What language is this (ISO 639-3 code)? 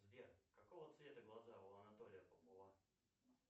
rus